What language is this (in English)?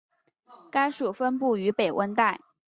Chinese